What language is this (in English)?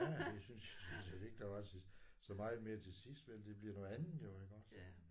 Danish